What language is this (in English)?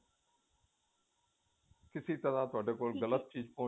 Punjabi